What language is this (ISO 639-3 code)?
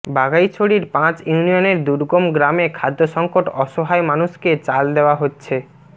ben